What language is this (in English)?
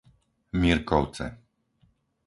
Slovak